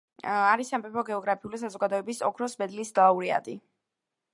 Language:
Georgian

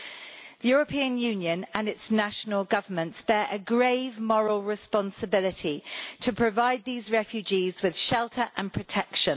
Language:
English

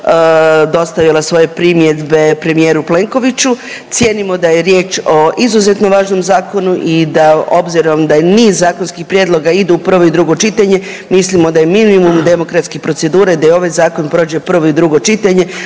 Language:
Croatian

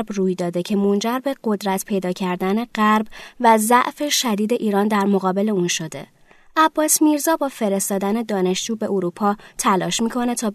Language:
Persian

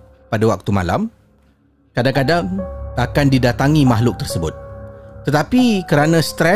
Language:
Malay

